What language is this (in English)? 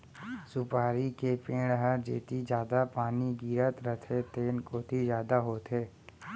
Chhattisgarhi